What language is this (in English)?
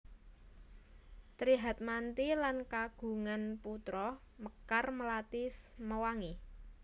Javanese